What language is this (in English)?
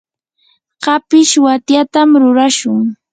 Yanahuanca Pasco Quechua